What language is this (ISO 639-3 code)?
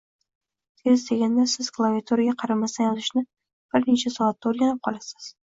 uzb